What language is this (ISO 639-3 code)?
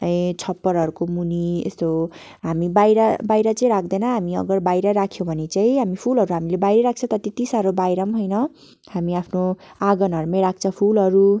nep